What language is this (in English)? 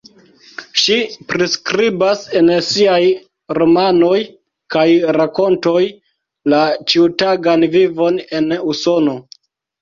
Esperanto